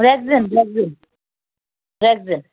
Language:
Sindhi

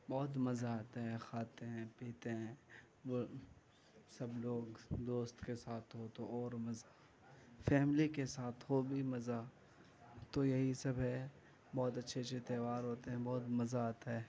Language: Urdu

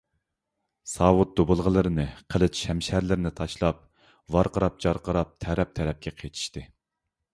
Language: Uyghur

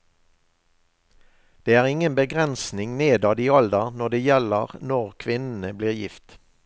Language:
Norwegian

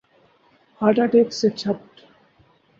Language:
Urdu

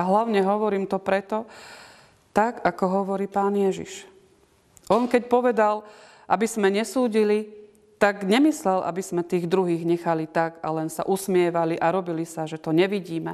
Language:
Slovak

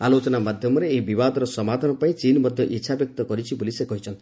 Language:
Odia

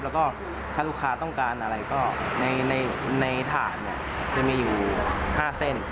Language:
Thai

